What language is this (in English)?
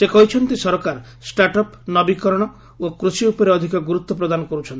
Odia